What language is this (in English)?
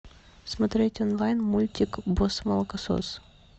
Russian